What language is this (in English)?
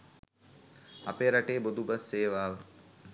Sinhala